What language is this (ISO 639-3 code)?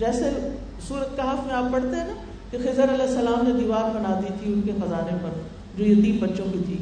urd